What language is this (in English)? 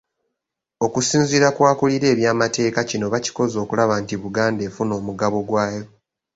Ganda